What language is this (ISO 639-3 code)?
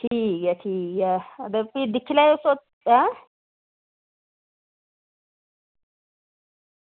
doi